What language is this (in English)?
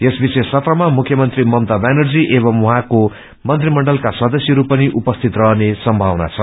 Nepali